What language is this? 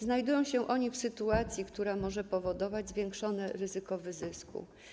Polish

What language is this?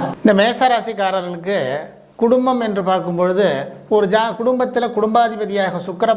Indonesian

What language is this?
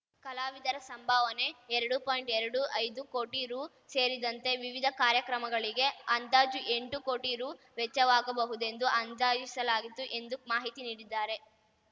Kannada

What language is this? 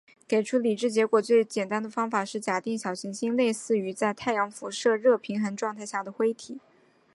Chinese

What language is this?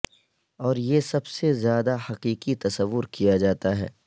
Urdu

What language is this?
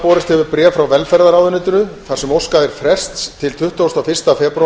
Icelandic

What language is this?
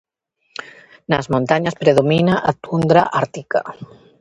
Galician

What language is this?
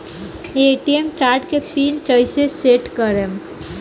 Bhojpuri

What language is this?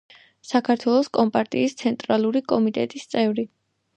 Georgian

